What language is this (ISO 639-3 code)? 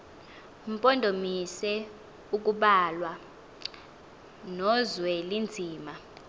xho